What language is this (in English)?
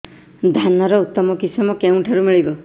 Odia